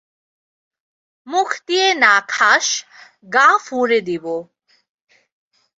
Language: Bangla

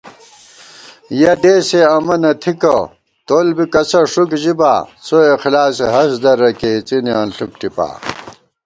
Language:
Gawar-Bati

